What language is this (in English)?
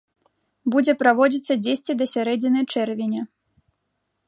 Belarusian